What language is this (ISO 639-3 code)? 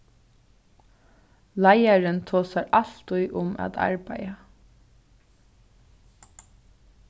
fao